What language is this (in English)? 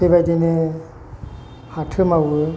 Bodo